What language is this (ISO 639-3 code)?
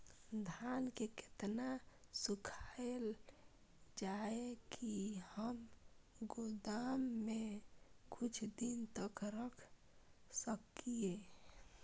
mai